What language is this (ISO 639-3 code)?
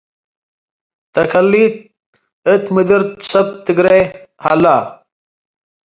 tig